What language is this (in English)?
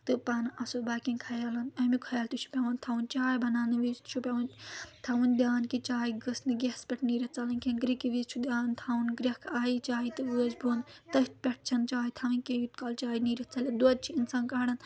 Kashmiri